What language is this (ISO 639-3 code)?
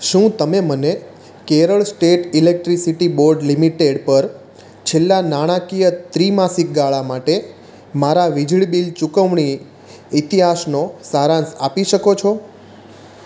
guj